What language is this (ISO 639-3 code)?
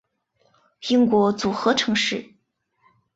zho